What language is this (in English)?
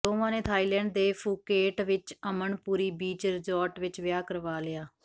Punjabi